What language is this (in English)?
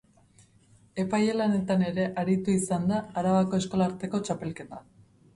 Basque